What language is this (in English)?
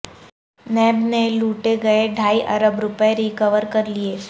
Urdu